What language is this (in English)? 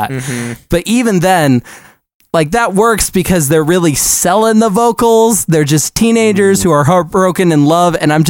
English